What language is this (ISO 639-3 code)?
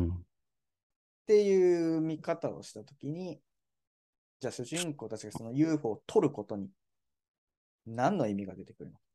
jpn